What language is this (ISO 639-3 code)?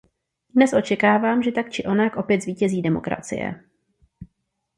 ces